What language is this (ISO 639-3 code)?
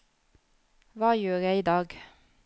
nor